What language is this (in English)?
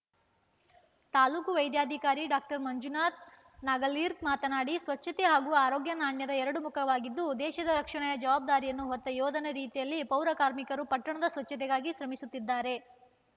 Kannada